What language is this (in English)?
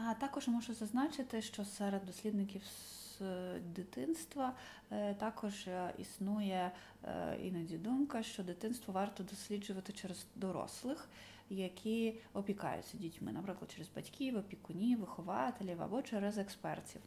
Ukrainian